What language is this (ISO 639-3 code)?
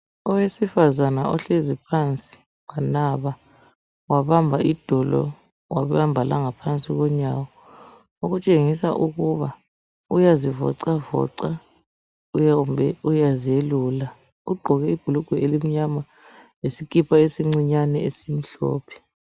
nde